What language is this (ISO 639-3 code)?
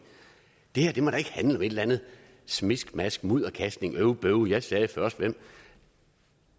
dan